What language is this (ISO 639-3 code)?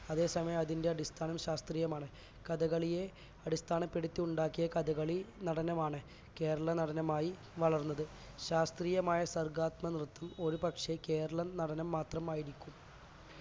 mal